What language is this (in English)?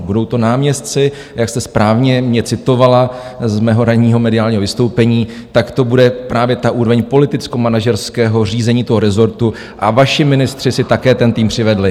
Czech